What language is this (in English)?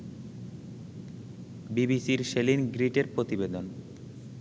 Bangla